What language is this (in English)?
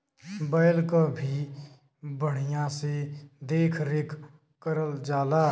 Bhojpuri